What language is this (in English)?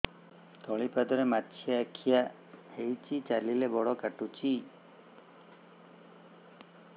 Odia